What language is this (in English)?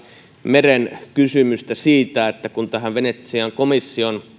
Finnish